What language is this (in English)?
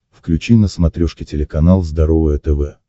Russian